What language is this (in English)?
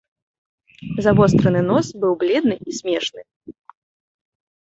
Belarusian